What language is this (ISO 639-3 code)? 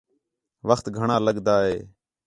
xhe